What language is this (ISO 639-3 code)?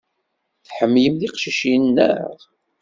kab